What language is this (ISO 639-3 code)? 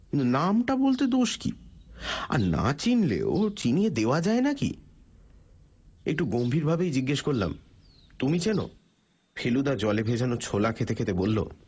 ben